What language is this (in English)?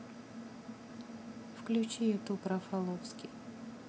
Russian